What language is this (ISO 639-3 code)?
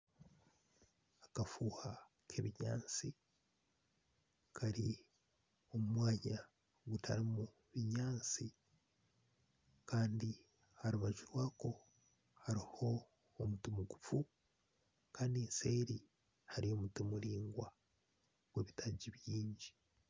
nyn